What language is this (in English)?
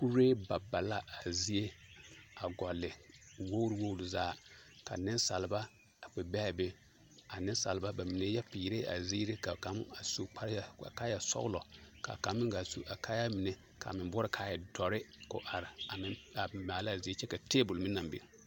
Southern Dagaare